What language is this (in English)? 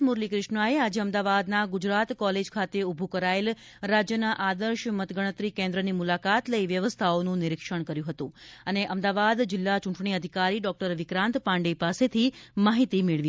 Gujarati